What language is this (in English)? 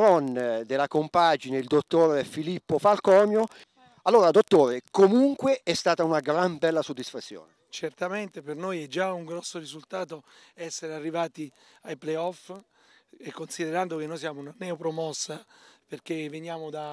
Italian